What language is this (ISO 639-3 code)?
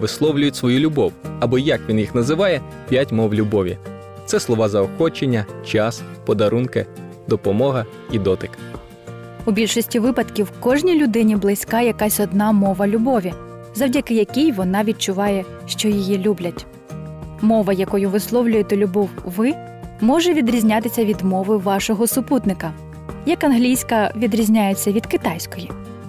ukr